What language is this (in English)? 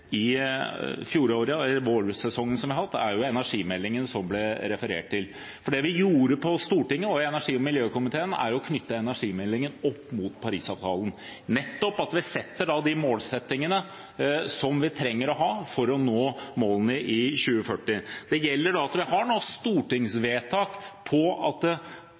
Norwegian Bokmål